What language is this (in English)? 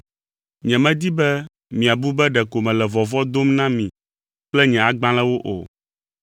Ewe